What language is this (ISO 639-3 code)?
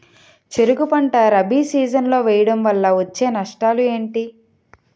tel